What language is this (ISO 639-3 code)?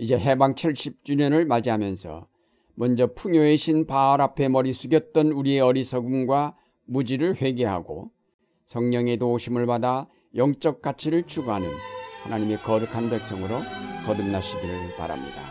kor